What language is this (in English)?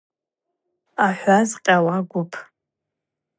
Abaza